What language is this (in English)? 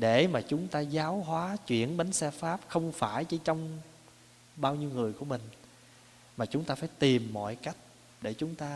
Vietnamese